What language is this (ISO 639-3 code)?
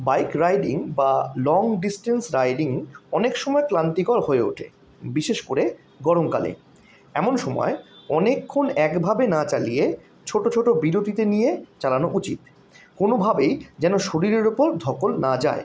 ben